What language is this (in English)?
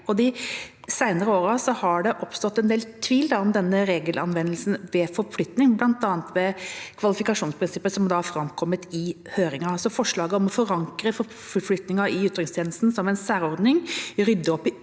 Norwegian